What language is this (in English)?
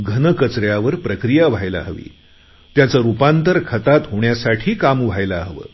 Marathi